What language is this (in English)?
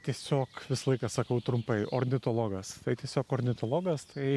Lithuanian